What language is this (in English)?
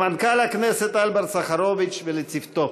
Hebrew